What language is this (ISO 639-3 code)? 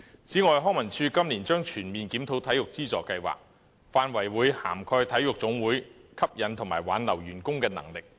yue